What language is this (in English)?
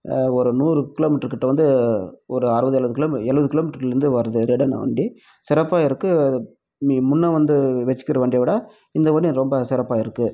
Tamil